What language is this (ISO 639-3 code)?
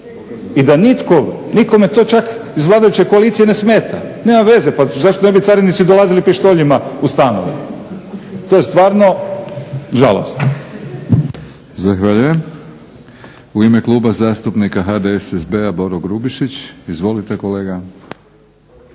hrv